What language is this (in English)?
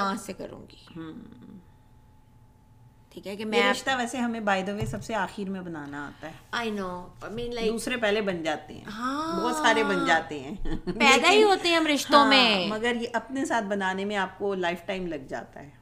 Urdu